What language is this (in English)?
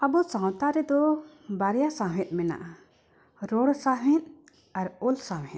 Santali